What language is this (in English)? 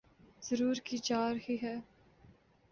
Urdu